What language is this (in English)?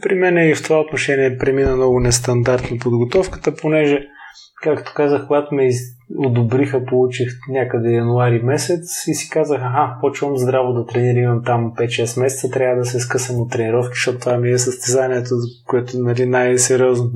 Bulgarian